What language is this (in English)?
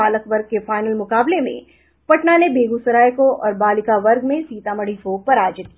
Hindi